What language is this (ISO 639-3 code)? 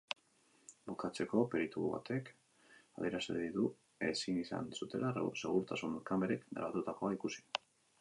eus